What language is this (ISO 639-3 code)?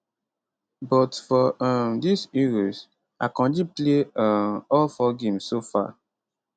pcm